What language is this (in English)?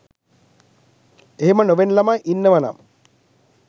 Sinhala